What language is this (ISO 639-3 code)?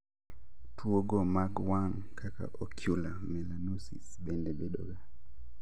luo